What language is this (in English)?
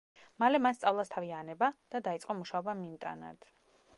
Georgian